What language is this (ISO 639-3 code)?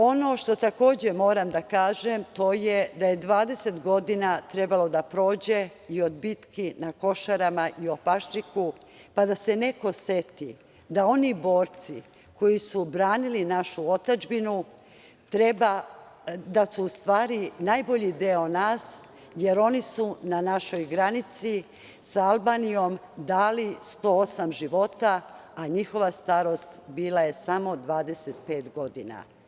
srp